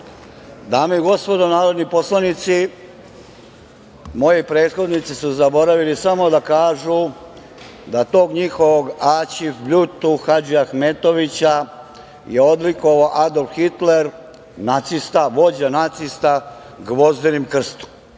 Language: Serbian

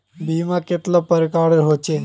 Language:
Magahi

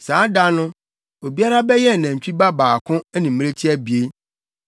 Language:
Akan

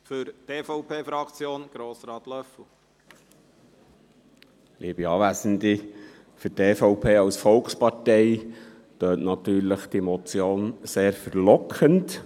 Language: Swiss German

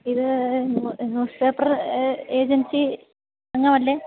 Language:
Malayalam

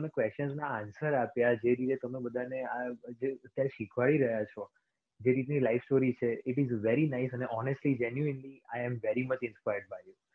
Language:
Gujarati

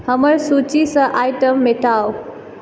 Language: Maithili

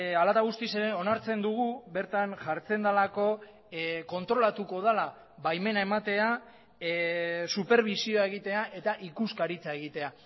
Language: Basque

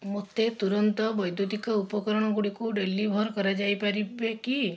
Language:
Odia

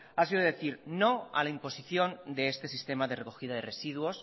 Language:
Spanish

